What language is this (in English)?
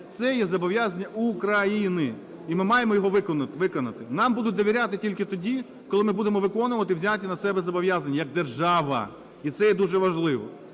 Ukrainian